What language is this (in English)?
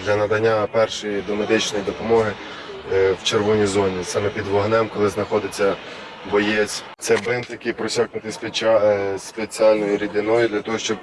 Ukrainian